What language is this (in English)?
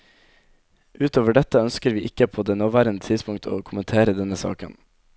Norwegian